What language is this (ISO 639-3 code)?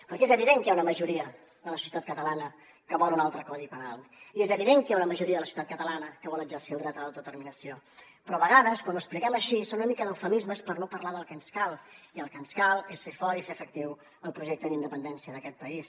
cat